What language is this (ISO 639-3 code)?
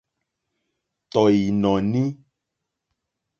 bri